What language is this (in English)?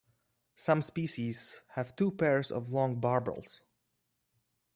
English